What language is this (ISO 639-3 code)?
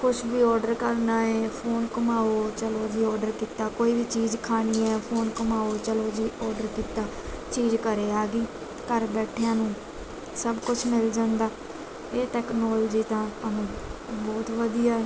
pan